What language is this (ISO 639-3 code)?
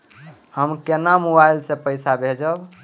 mai